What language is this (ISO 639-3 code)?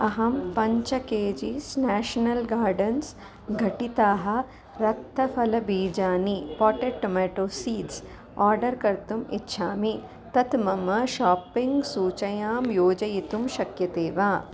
san